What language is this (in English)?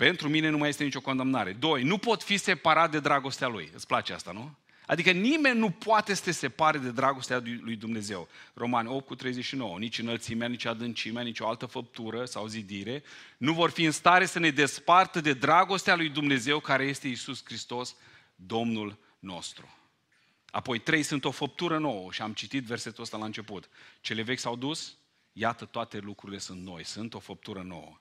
Romanian